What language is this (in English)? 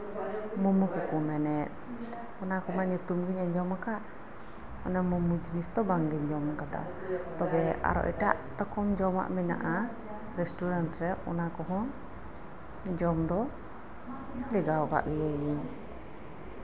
Santali